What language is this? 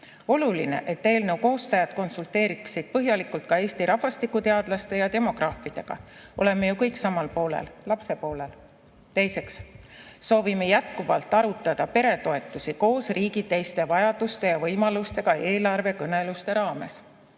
Estonian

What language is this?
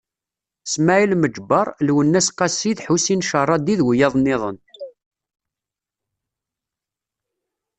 Kabyle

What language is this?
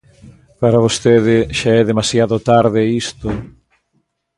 Galician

